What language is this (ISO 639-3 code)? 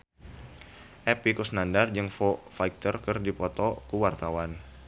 sun